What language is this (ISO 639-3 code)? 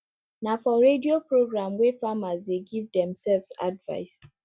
pcm